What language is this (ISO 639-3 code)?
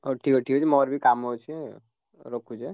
ori